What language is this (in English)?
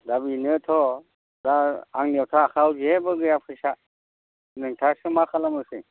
Bodo